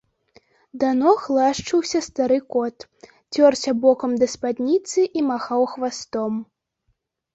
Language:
Belarusian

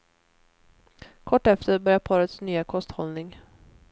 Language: Swedish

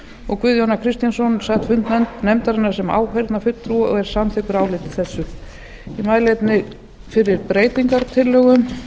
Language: Icelandic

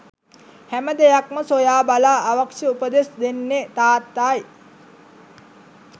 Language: Sinhala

